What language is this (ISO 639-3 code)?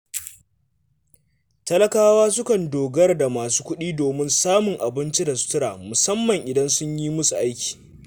hau